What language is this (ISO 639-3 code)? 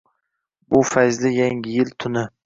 uzb